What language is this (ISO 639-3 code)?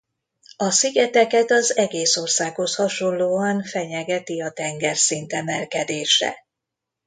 hun